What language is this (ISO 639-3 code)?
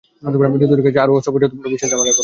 ben